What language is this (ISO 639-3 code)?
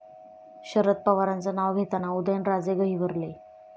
mar